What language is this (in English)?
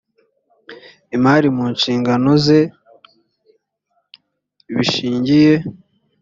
Kinyarwanda